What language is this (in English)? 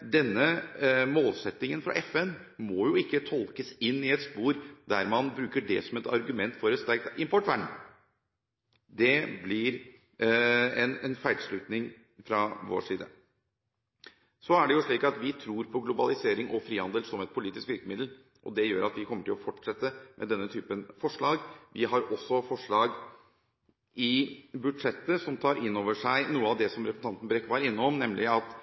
Norwegian Bokmål